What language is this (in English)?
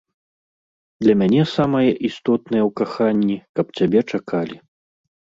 Belarusian